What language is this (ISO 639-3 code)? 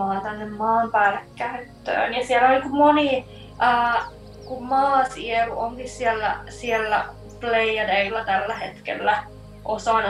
fin